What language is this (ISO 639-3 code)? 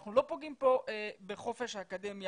heb